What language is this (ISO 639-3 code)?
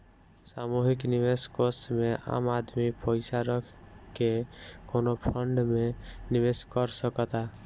bho